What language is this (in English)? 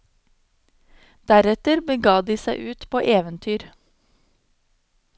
Norwegian